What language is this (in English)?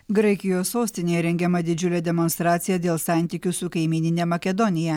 Lithuanian